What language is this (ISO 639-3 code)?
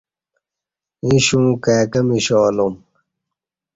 bsh